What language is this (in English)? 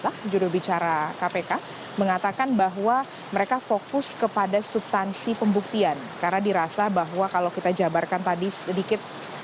Indonesian